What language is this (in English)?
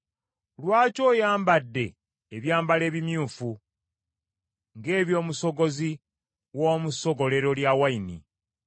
Ganda